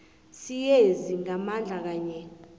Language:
South Ndebele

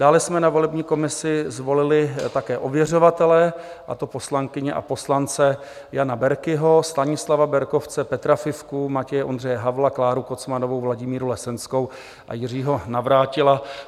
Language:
Czech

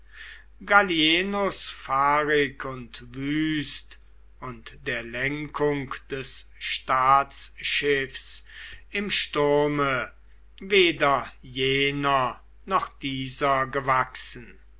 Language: German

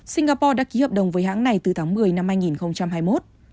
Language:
Vietnamese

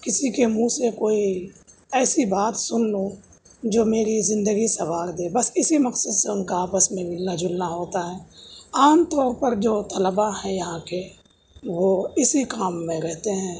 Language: Urdu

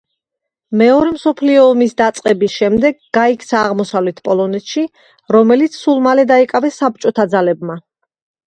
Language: Georgian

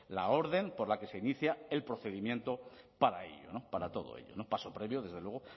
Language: Spanish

